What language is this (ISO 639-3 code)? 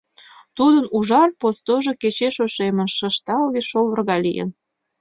chm